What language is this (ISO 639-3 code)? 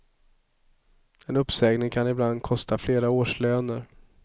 swe